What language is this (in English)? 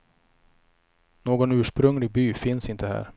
Swedish